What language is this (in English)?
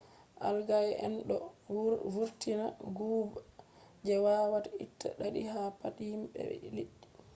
Fula